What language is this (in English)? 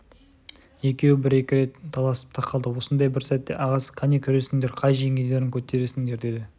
Kazakh